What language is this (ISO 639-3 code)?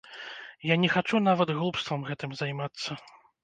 bel